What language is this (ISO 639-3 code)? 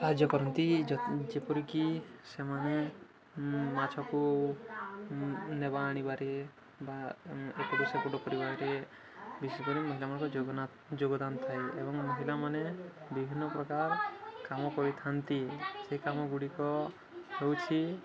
ori